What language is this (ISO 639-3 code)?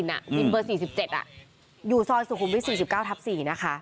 tha